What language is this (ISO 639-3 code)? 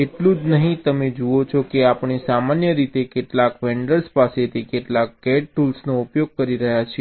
guj